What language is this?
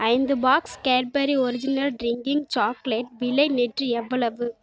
Tamil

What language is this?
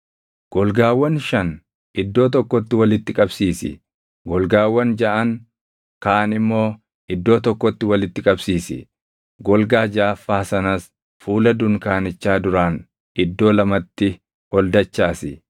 Oromo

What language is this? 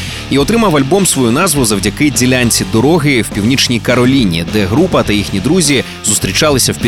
Ukrainian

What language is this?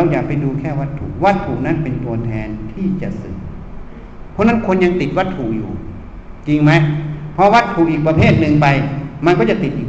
Thai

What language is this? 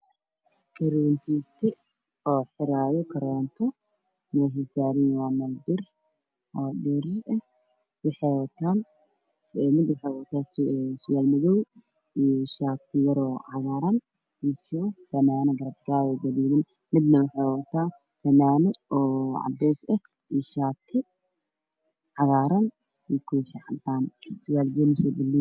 Somali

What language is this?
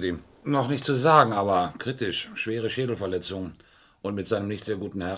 German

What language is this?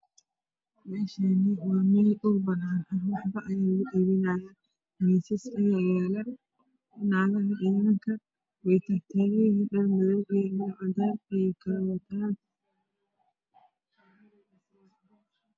Somali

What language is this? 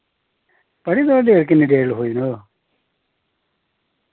Dogri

